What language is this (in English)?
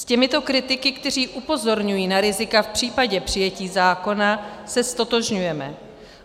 Czech